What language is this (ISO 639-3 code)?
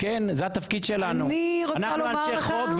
heb